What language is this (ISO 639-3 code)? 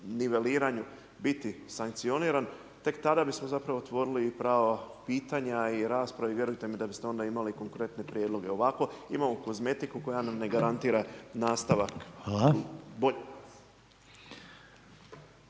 hrv